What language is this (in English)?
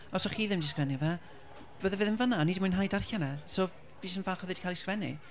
Welsh